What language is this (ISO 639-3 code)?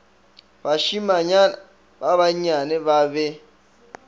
nso